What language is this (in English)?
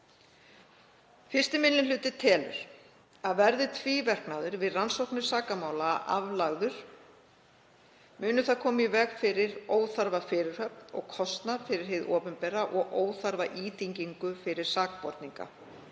Icelandic